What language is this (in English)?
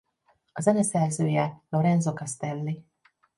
Hungarian